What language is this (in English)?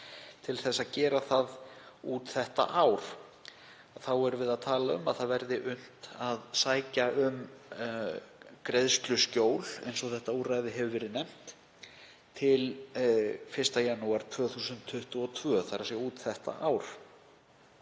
Icelandic